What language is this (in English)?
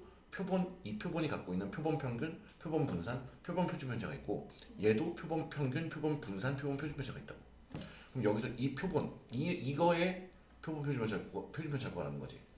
Korean